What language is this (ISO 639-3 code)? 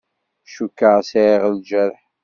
kab